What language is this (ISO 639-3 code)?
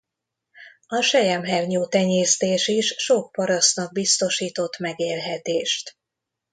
hun